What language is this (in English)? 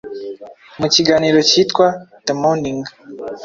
Kinyarwanda